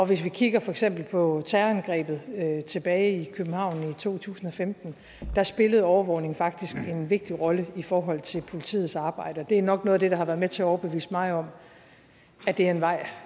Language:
Danish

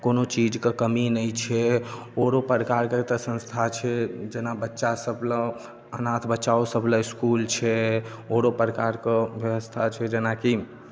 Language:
Maithili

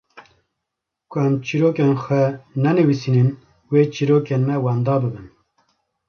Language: Kurdish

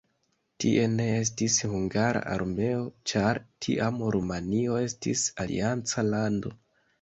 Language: Esperanto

